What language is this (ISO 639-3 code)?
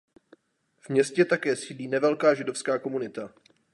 ces